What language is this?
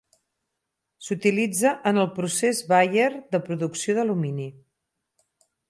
Catalan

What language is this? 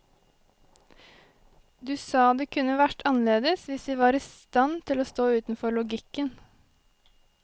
Norwegian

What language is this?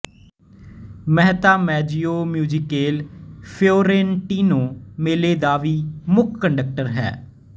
Punjabi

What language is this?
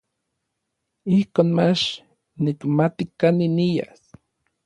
Orizaba Nahuatl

